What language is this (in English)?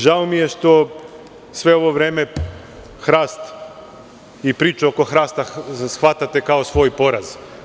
Serbian